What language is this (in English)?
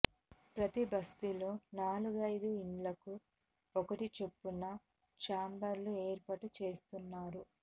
Telugu